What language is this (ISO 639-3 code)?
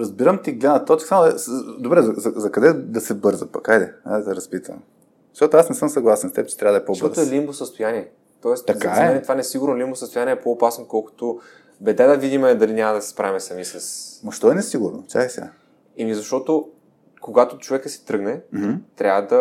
bul